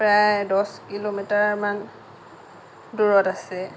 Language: Assamese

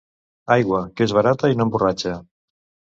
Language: Catalan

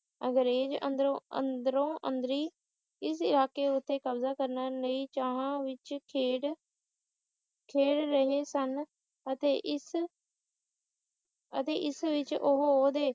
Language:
Punjabi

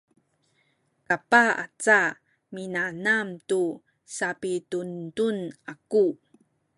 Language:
Sakizaya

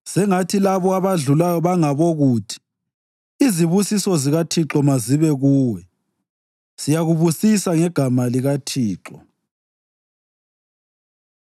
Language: North Ndebele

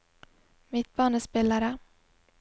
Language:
Norwegian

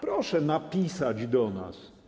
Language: Polish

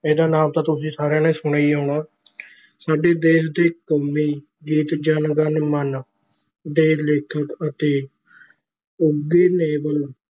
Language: Punjabi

